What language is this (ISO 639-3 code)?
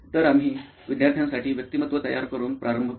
mar